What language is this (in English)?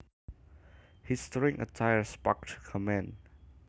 Javanese